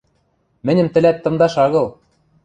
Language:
Western Mari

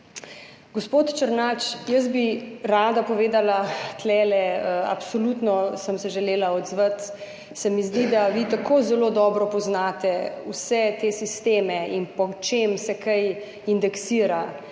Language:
Slovenian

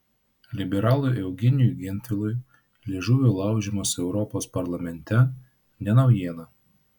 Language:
Lithuanian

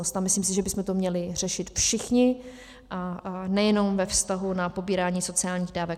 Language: Czech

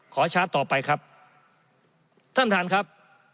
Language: Thai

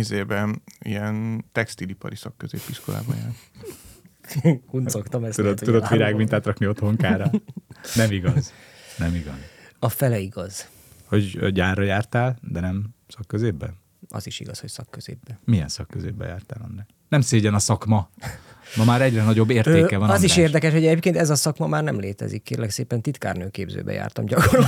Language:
Hungarian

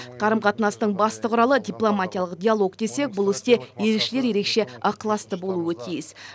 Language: Kazakh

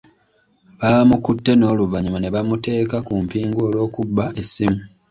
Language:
Ganda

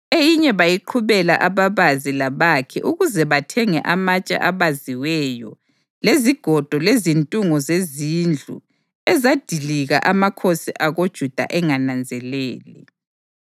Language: North Ndebele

